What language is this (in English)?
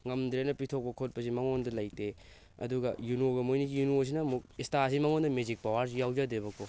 Manipuri